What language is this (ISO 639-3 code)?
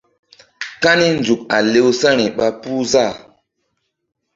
mdd